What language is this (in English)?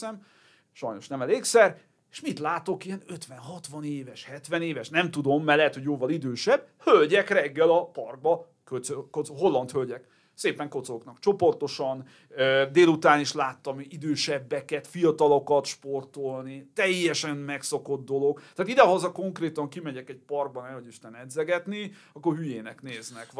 Hungarian